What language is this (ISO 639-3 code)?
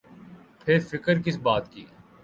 urd